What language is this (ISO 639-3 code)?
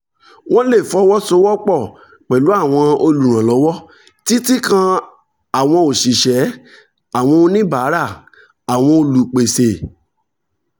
yor